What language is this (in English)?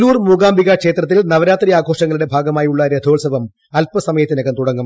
Malayalam